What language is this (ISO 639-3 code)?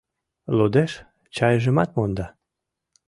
chm